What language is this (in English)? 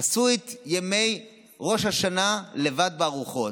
Hebrew